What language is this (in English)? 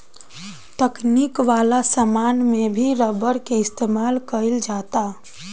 Bhojpuri